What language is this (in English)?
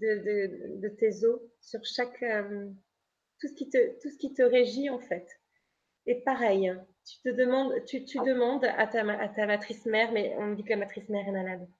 French